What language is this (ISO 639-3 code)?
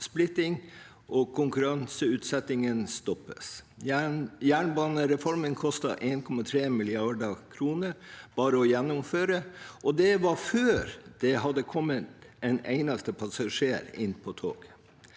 nor